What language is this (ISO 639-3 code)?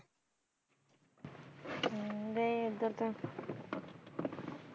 pan